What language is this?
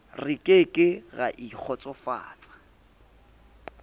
Southern Sotho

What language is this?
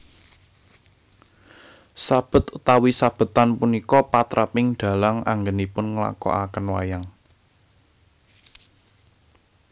Javanese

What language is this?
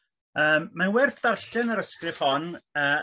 Welsh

